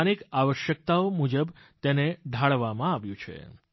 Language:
Gujarati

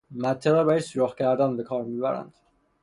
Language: Persian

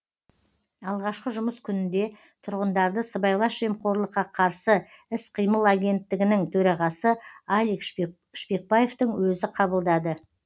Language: Kazakh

